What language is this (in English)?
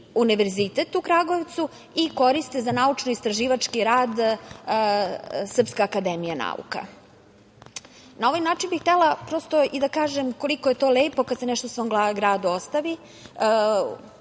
Serbian